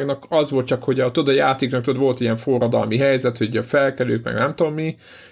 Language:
Hungarian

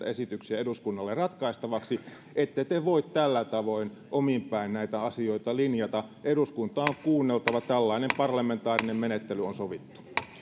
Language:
Finnish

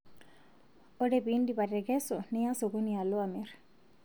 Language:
Masai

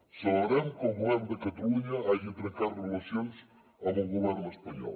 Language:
Catalan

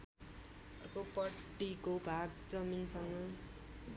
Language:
Nepali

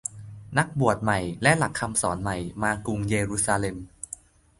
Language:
Thai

